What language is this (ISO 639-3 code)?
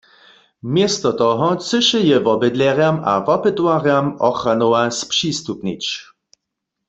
hsb